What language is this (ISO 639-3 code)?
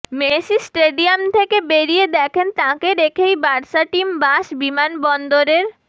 ben